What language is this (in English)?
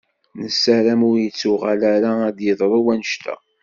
Kabyle